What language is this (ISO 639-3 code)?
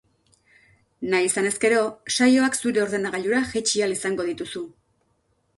eus